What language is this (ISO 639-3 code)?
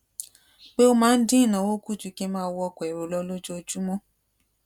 yor